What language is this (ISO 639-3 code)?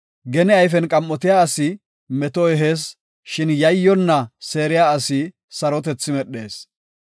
gof